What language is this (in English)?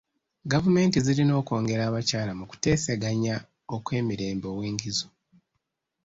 Ganda